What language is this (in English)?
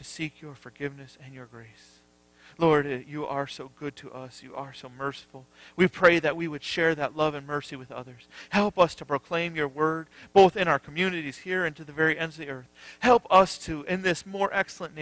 English